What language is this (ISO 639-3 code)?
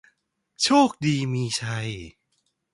tha